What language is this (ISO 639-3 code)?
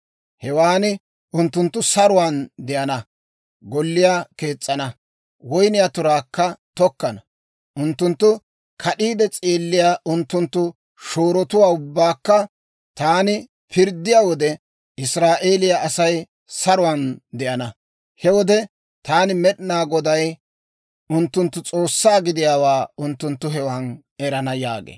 dwr